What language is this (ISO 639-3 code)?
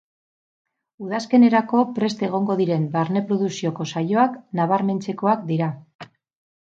eus